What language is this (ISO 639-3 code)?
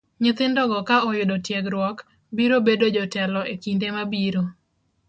luo